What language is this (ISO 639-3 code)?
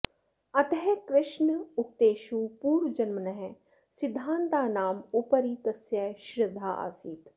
san